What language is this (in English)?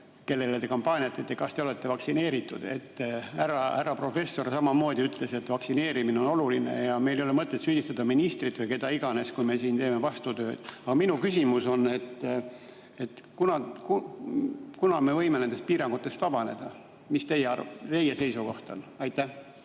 Estonian